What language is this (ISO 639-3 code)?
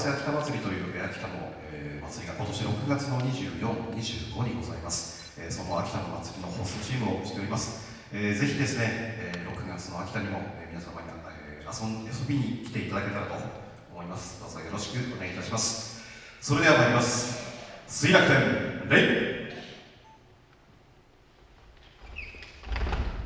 jpn